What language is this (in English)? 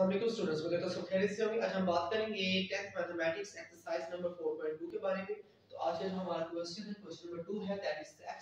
Hindi